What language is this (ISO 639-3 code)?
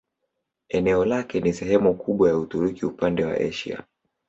swa